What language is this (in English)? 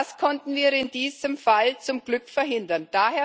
German